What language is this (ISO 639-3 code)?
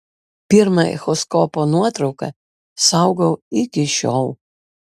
lit